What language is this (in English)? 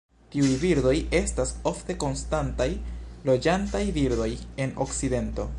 Esperanto